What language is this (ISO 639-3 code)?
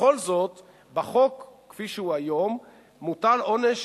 heb